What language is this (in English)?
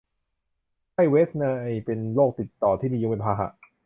Thai